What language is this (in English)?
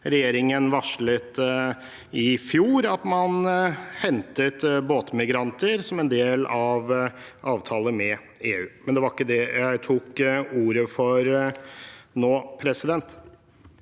Norwegian